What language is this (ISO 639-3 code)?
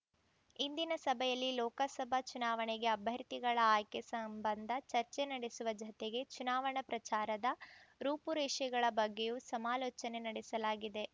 kan